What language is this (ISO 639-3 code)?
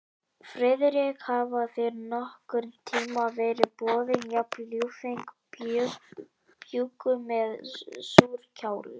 isl